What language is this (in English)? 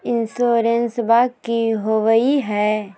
Magahi